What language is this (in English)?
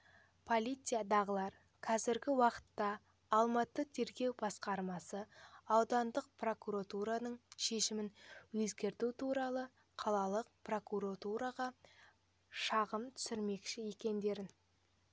Kazakh